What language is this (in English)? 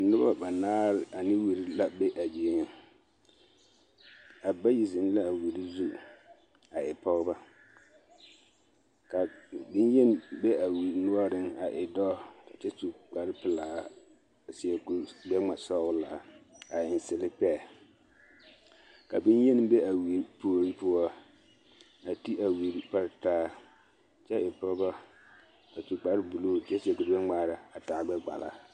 Southern Dagaare